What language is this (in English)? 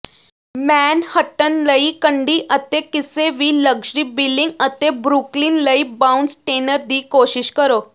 Punjabi